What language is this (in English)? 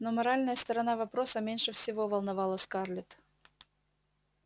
Russian